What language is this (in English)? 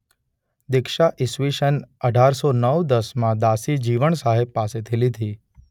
Gujarati